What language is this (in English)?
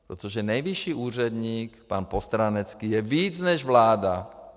Czech